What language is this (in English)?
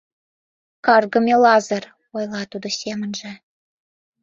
Mari